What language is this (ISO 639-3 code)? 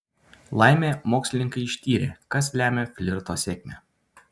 lit